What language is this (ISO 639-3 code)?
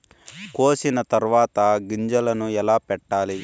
tel